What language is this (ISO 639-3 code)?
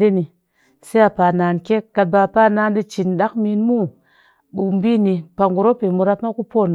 cky